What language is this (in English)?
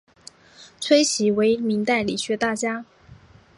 Chinese